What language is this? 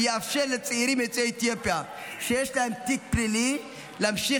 Hebrew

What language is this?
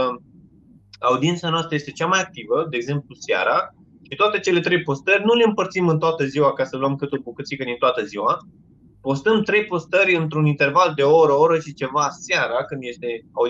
Romanian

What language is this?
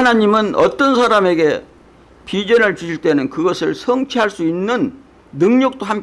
Korean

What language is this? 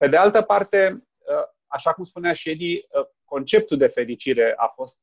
Romanian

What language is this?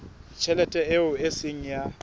Southern Sotho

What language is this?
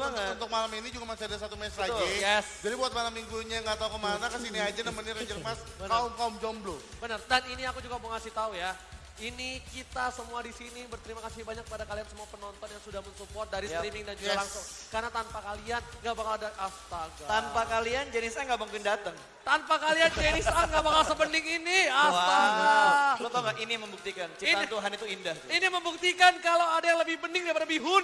Indonesian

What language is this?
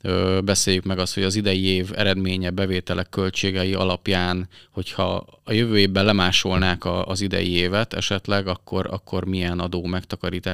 Hungarian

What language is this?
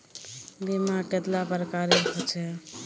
Magahi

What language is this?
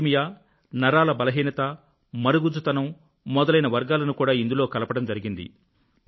Telugu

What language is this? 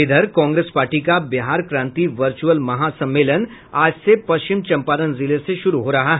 Hindi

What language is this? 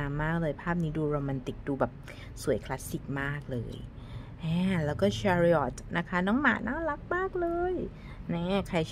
Thai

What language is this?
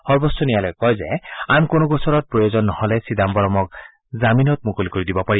Assamese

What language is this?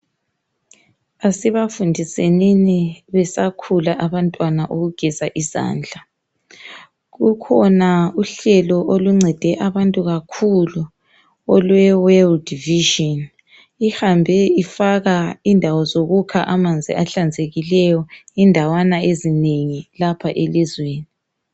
North Ndebele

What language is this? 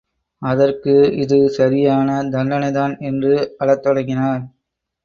Tamil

